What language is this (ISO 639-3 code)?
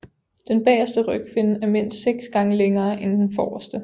dan